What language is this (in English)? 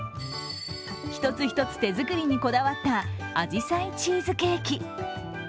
Japanese